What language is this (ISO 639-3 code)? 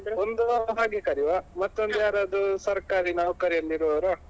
kan